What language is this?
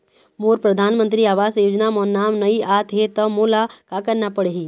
Chhattisgarhi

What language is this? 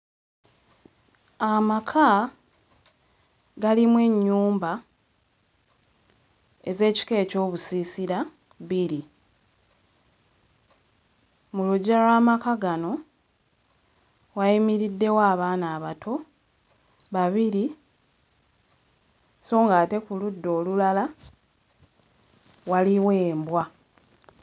Ganda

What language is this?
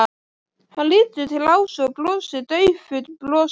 Icelandic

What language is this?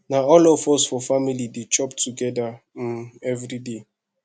Nigerian Pidgin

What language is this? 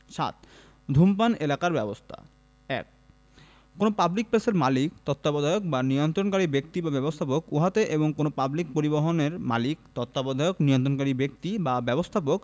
Bangla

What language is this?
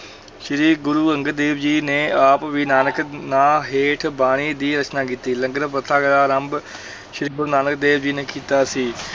Punjabi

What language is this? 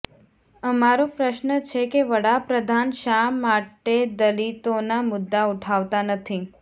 Gujarati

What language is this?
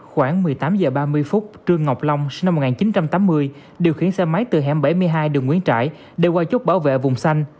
Vietnamese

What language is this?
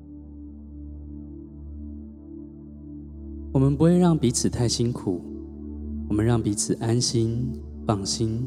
Chinese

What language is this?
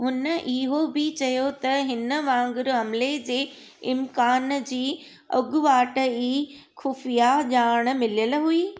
Sindhi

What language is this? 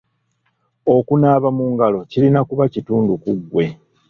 Ganda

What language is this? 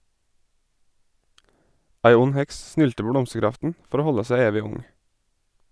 Norwegian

